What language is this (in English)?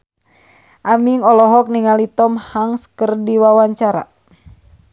Sundanese